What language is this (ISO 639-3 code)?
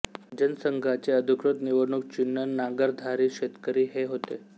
mar